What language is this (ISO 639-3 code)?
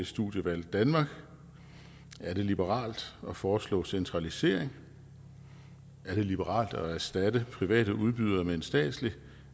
dan